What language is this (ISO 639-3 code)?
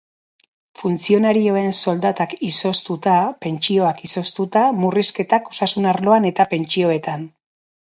eus